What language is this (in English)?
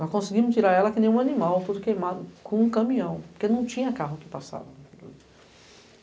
Portuguese